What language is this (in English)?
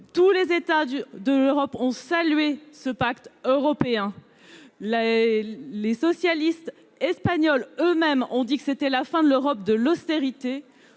French